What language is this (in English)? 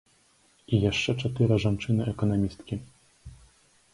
Belarusian